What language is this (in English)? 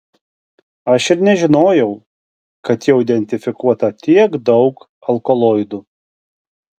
Lithuanian